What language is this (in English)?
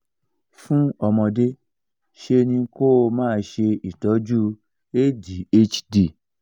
Yoruba